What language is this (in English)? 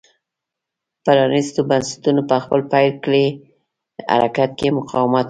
Pashto